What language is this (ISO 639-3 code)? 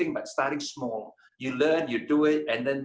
ind